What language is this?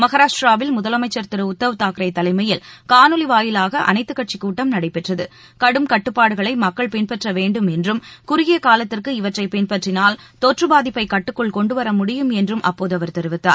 Tamil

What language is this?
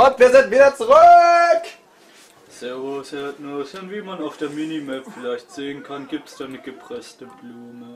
German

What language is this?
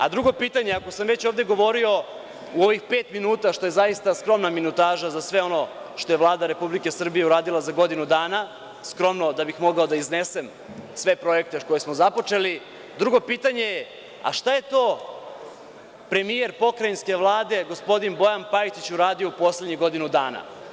Serbian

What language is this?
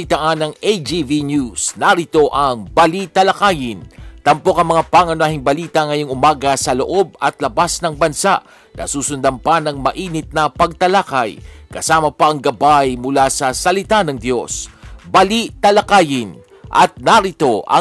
Filipino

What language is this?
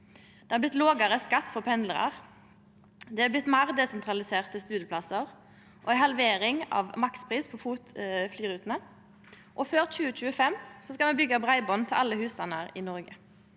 Norwegian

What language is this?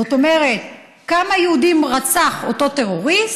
Hebrew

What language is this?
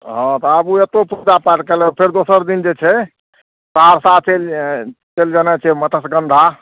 Maithili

